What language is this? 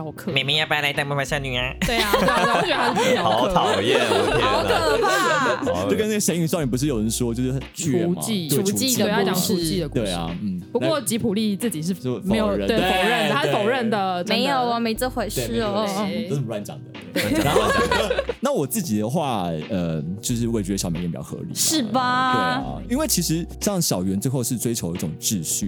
Chinese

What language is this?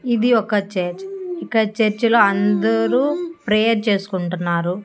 Telugu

